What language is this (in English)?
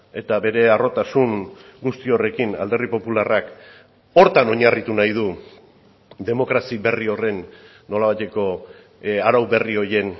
Basque